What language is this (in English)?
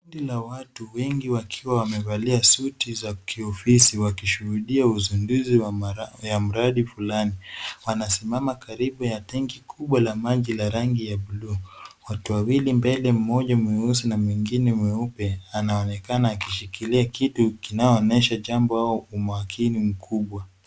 Swahili